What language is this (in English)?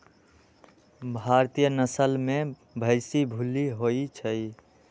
Magahi